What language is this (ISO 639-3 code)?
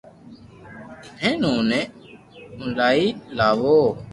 lrk